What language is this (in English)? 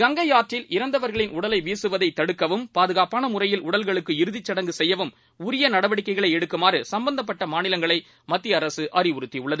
Tamil